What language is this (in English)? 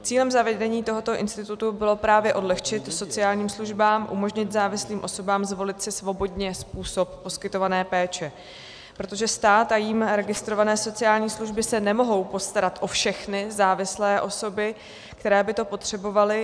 Czech